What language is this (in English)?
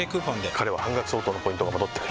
Japanese